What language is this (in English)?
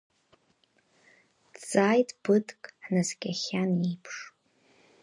Abkhazian